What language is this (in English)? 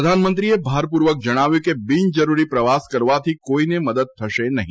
Gujarati